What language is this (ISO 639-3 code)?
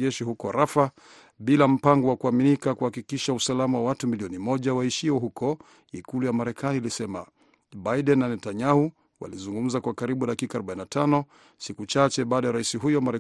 swa